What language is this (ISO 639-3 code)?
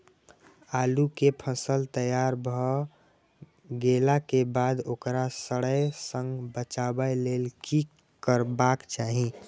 mai